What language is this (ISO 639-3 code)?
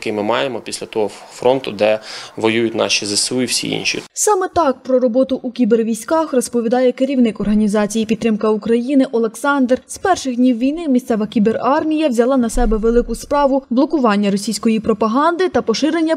ukr